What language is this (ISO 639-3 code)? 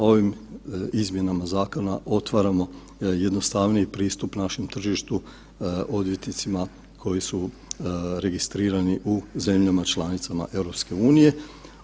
hrv